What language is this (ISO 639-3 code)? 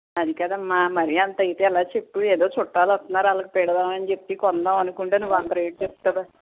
tel